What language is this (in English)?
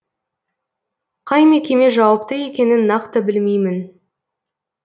Kazakh